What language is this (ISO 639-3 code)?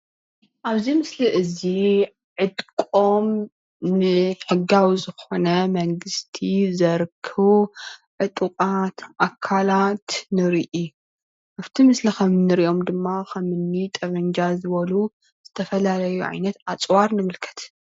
tir